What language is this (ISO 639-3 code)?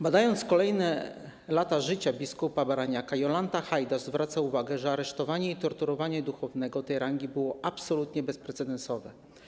pol